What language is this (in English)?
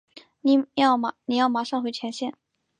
Chinese